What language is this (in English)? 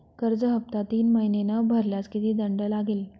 Marathi